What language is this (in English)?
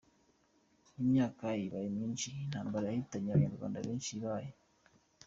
Kinyarwanda